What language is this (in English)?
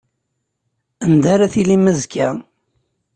Kabyle